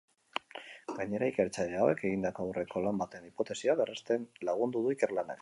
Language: Basque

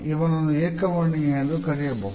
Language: Kannada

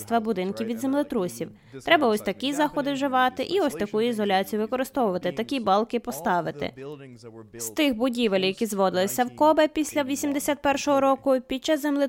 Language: Ukrainian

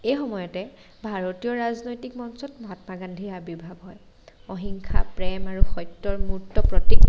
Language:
Assamese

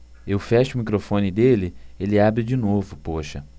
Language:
Portuguese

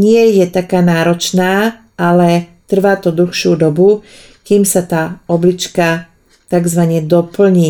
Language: Slovak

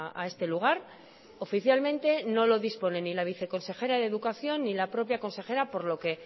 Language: Spanish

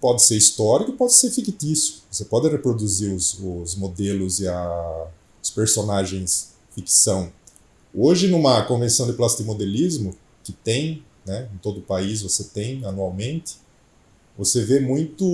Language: Portuguese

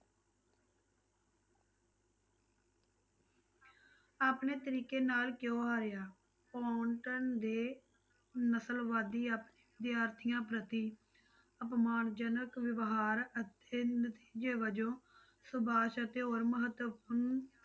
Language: Punjabi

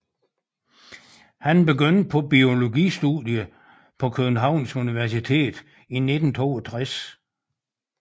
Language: Danish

